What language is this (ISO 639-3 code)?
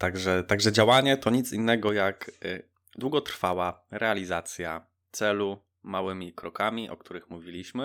pol